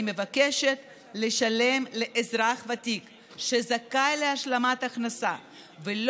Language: Hebrew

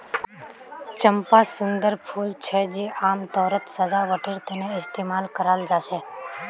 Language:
Magahi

